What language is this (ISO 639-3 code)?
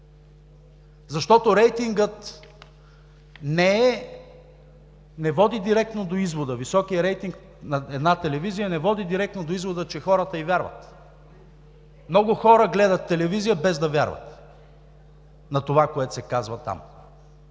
bul